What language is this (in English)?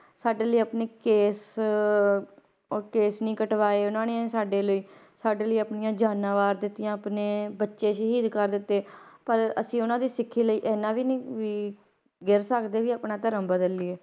Punjabi